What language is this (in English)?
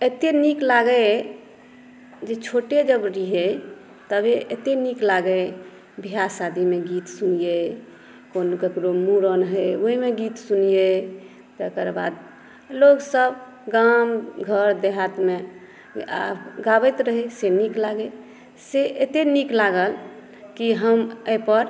Maithili